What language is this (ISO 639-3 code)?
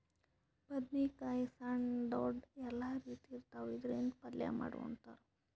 kan